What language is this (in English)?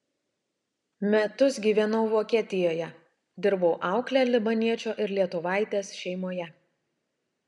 Lithuanian